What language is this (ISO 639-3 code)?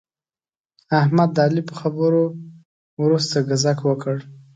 pus